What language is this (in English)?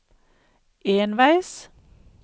Norwegian